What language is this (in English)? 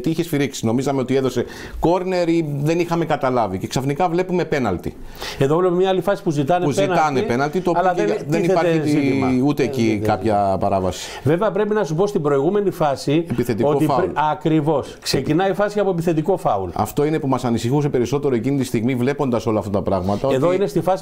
Greek